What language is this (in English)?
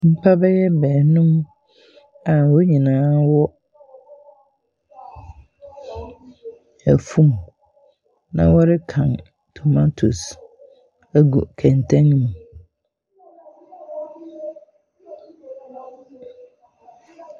Akan